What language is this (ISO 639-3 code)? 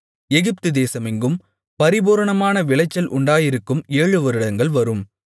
tam